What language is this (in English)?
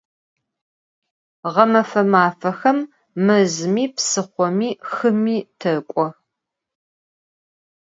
Adyghe